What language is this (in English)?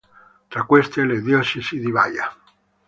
Italian